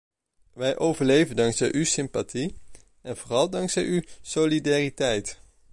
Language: Dutch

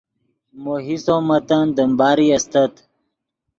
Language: Yidgha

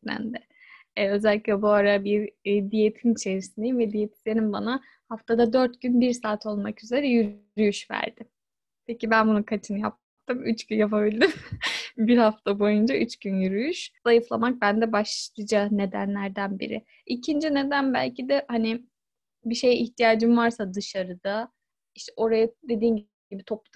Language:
Turkish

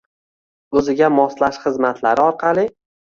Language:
Uzbek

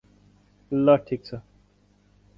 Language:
Nepali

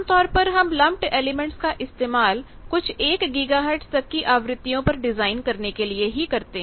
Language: Hindi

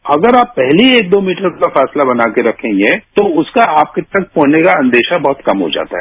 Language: Hindi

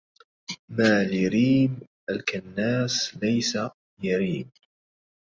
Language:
Arabic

